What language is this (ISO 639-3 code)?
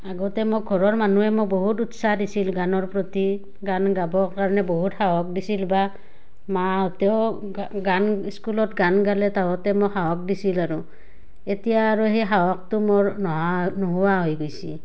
asm